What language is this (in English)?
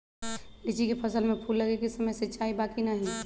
Magahi